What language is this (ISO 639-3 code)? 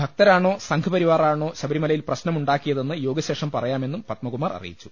mal